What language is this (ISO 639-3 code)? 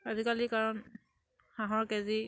asm